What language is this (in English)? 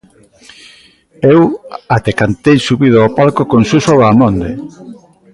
Galician